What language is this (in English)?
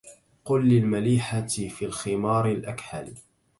Arabic